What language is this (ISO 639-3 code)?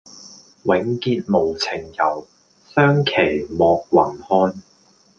yue